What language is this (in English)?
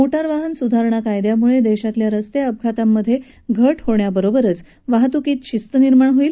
Marathi